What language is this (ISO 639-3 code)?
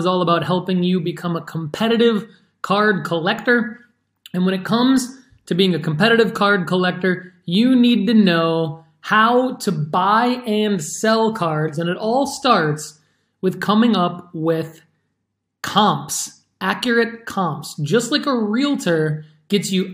eng